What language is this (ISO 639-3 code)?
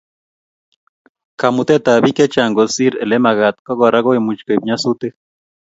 kln